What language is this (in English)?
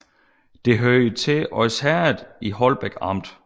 Danish